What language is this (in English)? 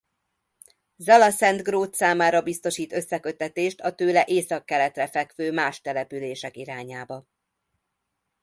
Hungarian